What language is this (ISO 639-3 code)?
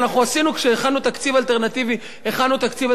heb